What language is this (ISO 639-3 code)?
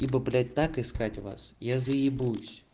rus